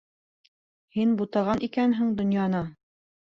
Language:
Bashkir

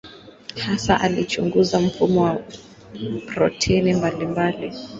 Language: Swahili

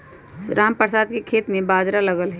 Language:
Magahi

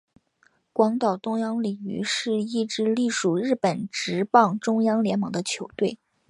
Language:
Chinese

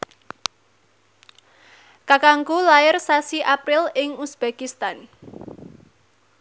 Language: Javanese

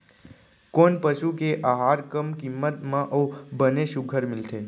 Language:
Chhattisgarhi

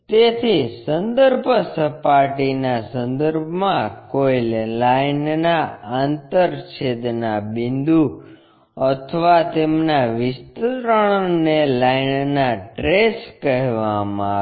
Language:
Gujarati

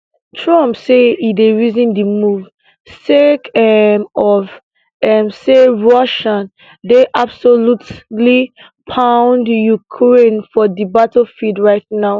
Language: Nigerian Pidgin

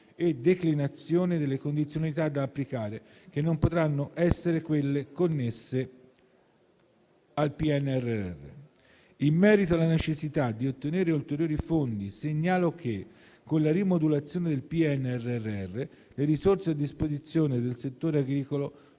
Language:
Italian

